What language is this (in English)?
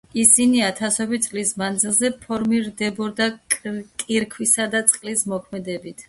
Georgian